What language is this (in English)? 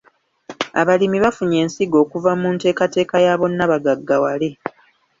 Ganda